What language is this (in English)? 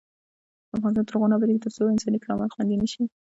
Pashto